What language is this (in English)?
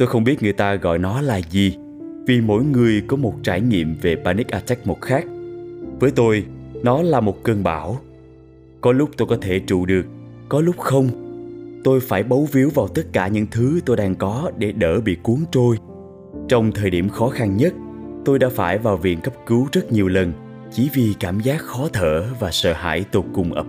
Vietnamese